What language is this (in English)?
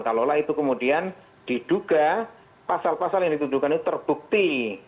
Indonesian